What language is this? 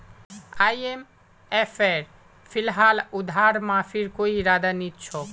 Magahi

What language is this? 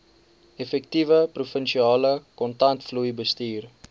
Afrikaans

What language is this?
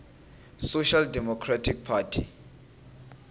Tsonga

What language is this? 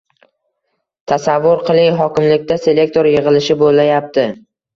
Uzbek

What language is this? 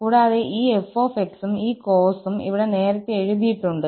Malayalam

